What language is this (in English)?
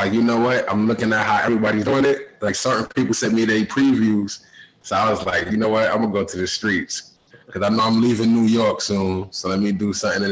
English